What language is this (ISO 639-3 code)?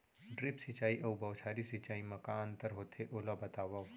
hne